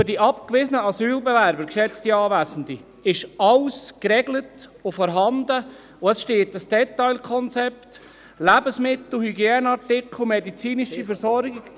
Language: Swiss German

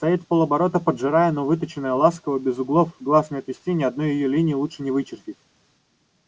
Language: Russian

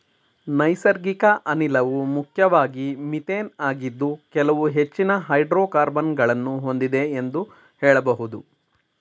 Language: Kannada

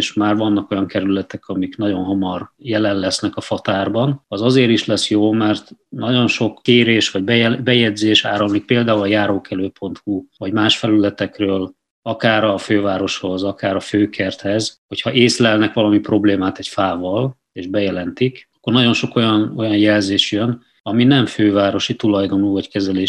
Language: Hungarian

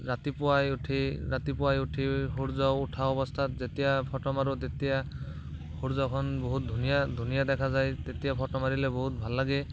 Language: Assamese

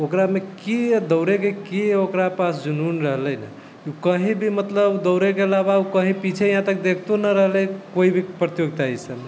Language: Maithili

